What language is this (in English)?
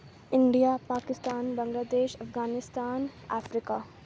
Urdu